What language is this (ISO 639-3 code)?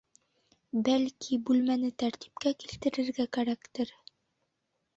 bak